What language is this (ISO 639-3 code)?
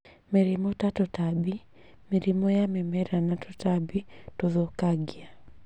kik